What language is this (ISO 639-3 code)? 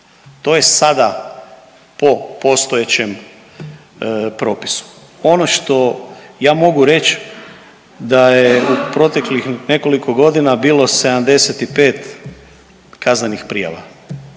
hrv